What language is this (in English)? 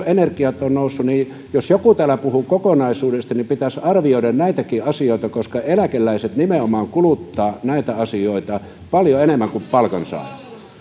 Finnish